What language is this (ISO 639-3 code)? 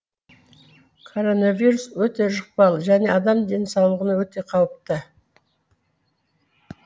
kaz